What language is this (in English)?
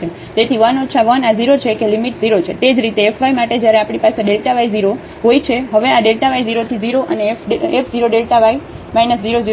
Gujarati